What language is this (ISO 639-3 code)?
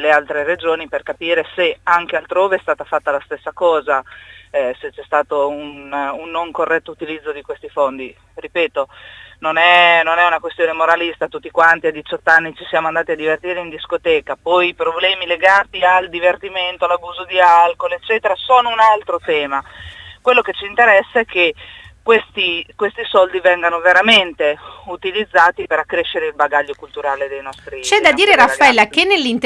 ita